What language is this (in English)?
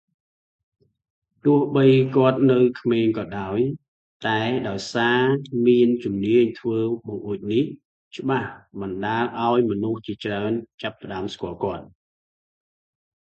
Khmer